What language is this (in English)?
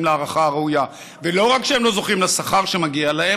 Hebrew